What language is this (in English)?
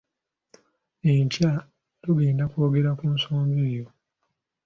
Ganda